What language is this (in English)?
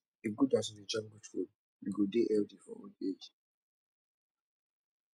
Nigerian Pidgin